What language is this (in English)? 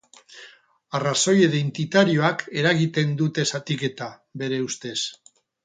Basque